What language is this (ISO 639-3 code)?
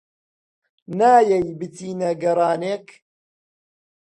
ckb